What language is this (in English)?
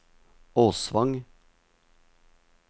Norwegian